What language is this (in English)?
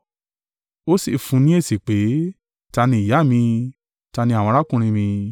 Yoruba